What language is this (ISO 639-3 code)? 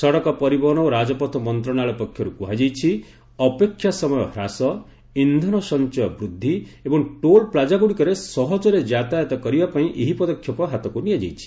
ori